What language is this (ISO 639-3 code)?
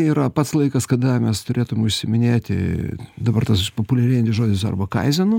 lit